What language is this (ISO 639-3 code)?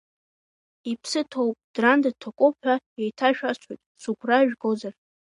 abk